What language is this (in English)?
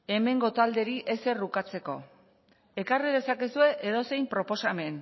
Basque